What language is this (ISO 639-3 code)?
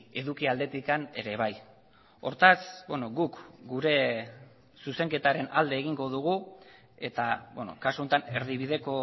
eus